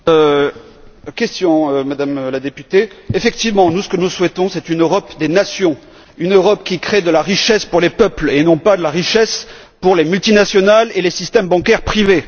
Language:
French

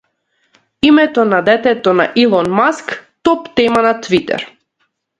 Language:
Macedonian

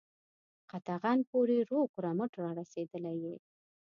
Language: Pashto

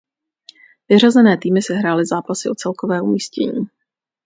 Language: Czech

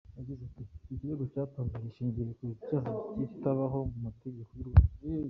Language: Kinyarwanda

